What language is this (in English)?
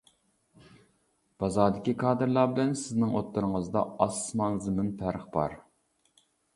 Uyghur